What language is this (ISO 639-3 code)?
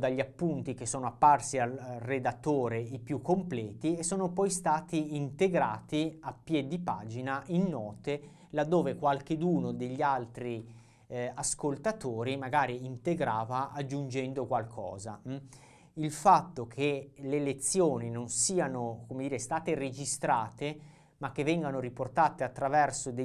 ita